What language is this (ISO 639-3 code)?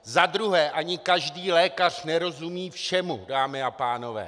ces